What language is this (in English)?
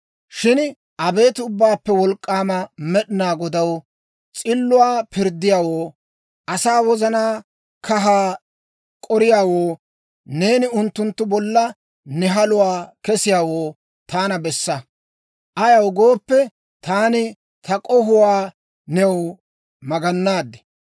Dawro